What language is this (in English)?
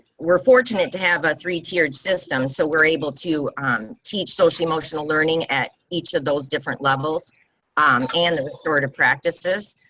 English